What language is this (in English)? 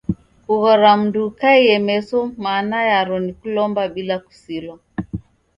Taita